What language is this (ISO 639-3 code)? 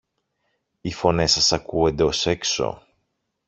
ell